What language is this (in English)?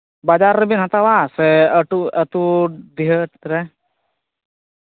Santali